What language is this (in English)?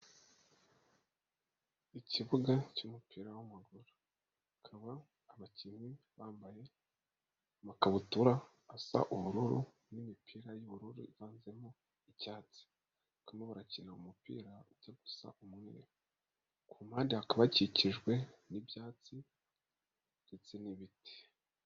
Kinyarwanda